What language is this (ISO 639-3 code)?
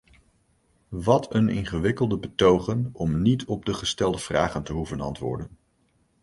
nld